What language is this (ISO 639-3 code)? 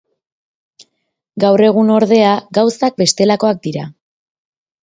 eus